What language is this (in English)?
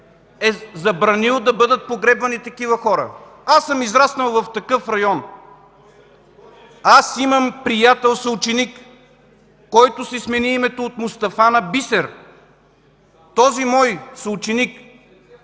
Bulgarian